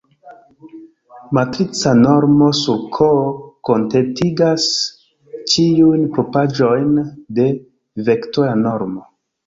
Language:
Esperanto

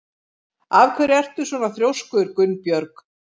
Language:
Icelandic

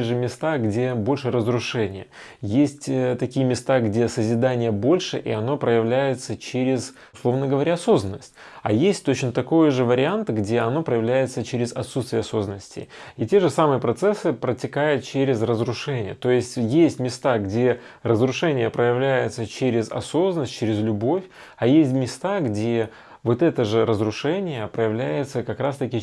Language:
Russian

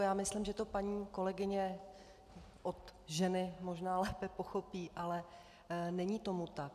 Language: Czech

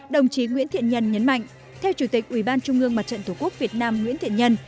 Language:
Vietnamese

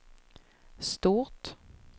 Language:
Swedish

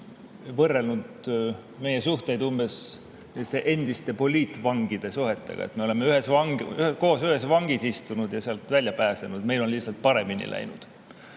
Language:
Estonian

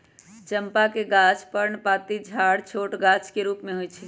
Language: Magahi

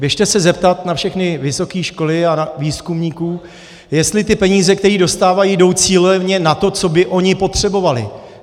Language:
Czech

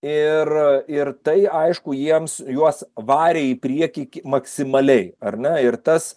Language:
Lithuanian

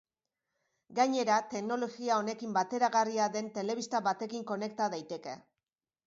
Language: Basque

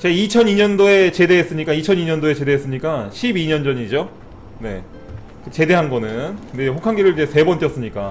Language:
Korean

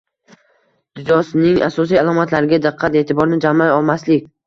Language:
Uzbek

